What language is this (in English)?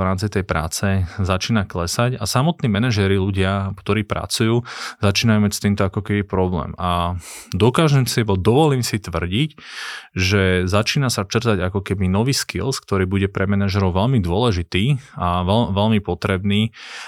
Slovak